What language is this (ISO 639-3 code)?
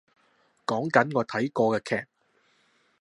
yue